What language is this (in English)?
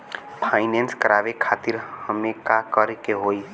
Bhojpuri